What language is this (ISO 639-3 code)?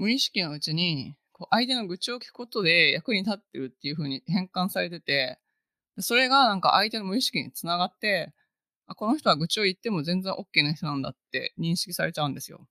jpn